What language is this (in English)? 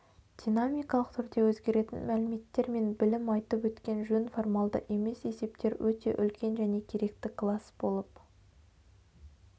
Kazakh